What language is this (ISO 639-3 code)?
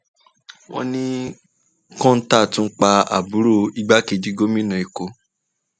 yor